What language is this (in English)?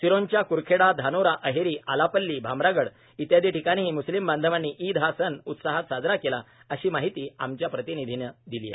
Marathi